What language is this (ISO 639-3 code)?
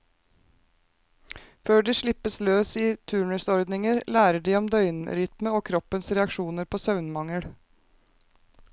nor